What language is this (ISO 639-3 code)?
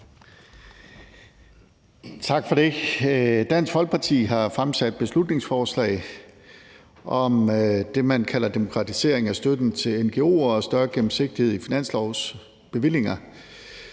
dan